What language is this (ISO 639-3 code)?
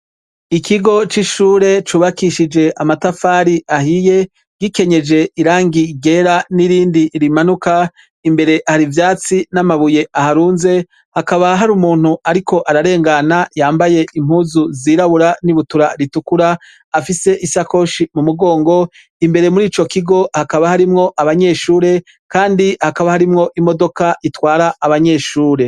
run